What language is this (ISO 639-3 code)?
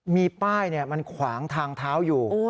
tha